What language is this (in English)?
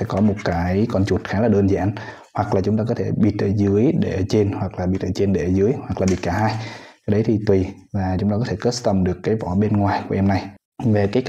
Vietnamese